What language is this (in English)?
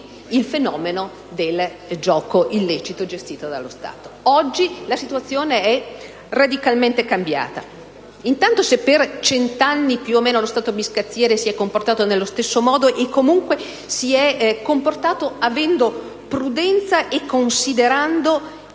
Italian